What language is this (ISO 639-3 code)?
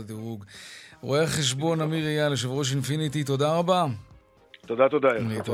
heb